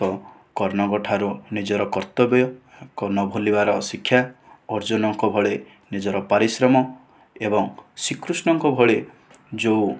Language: Odia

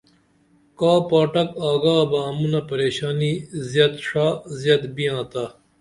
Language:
Dameli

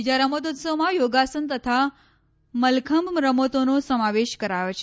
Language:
Gujarati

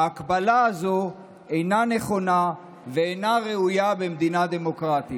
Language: Hebrew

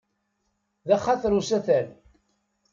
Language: Kabyle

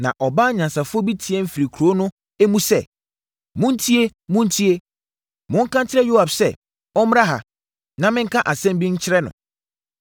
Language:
Akan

